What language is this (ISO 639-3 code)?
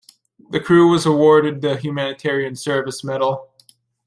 eng